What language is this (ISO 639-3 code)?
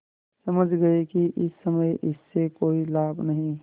hin